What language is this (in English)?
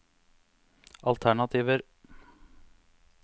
Norwegian